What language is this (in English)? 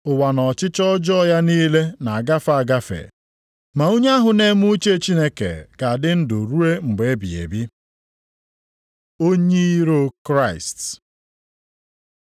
Igbo